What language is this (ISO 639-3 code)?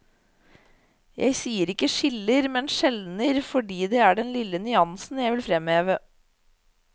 nor